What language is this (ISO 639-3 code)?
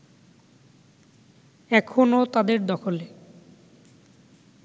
ben